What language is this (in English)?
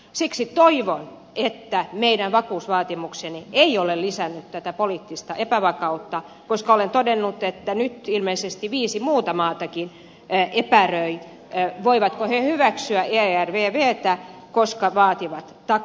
Finnish